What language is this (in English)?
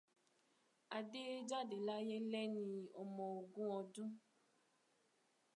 Yoruba